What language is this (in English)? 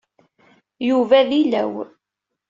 Kabyle